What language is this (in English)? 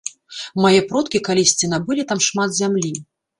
Belarusian